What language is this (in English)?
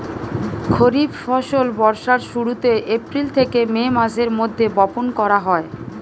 Bangla